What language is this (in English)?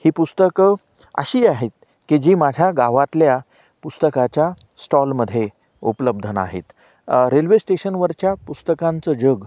Marathi